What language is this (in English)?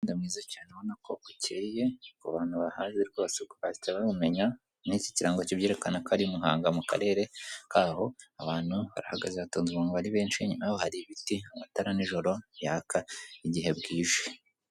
Kinyarwanda